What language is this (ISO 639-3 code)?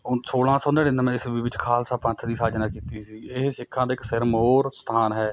pan